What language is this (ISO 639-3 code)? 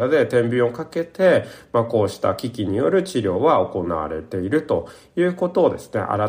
jpn